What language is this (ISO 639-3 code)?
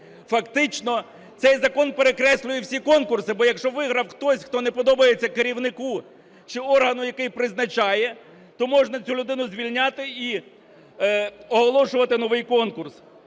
ukr